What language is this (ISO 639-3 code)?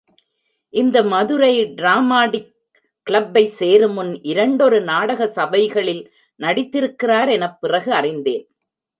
tam